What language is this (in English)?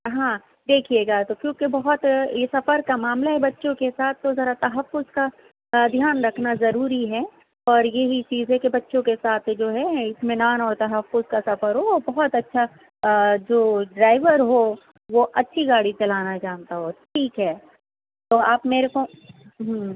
Urdu